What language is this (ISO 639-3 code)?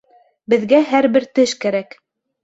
bak